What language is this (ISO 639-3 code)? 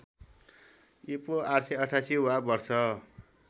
nep